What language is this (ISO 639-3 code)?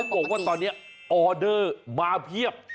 tha